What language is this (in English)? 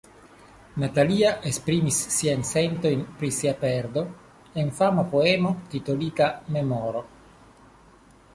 Esperanto